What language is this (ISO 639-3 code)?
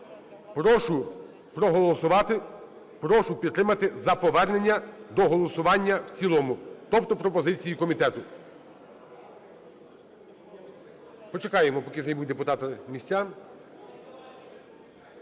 ukr